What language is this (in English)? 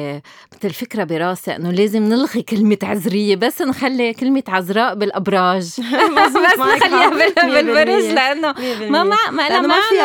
Arabic